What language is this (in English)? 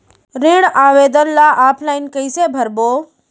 Chhattisgarhi